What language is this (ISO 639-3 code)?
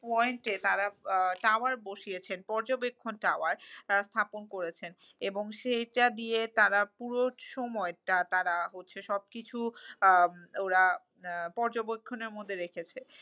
ben